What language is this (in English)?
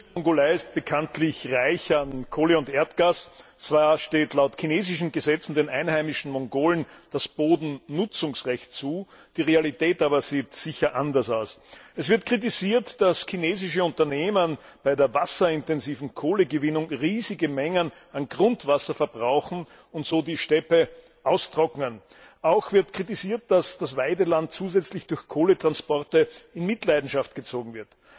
German